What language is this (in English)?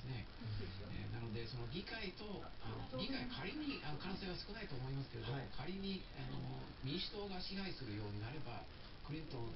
Japanese